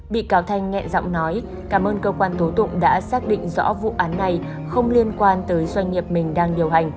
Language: Vietnamese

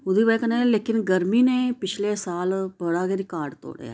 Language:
Dogri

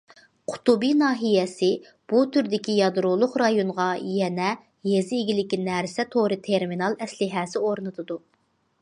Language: Uyghur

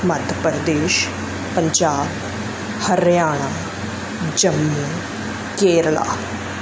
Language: Punjabi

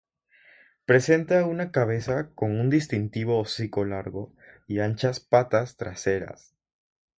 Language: Spanish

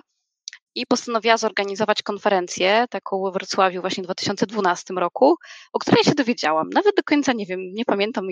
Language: Polish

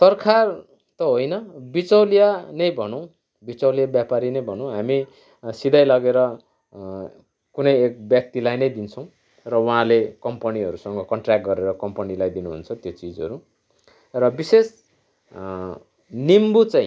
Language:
Nepali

